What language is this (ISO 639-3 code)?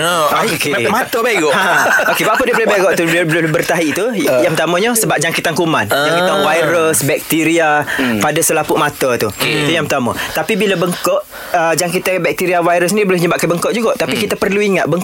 msa